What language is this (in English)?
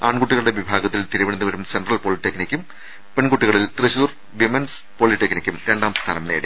Malayalam